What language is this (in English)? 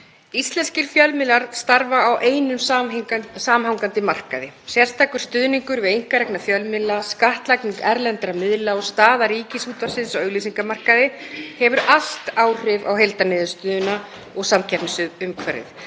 Icelandic